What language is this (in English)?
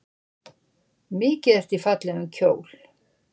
Icelandic